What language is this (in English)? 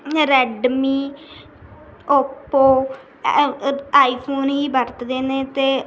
Punjabi